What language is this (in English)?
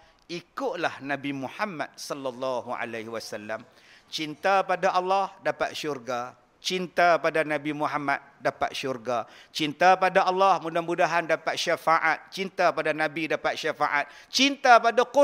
Malay